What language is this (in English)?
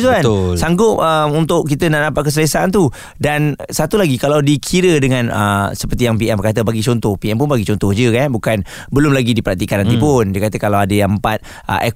Malay